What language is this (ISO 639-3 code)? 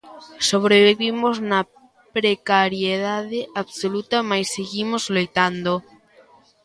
glg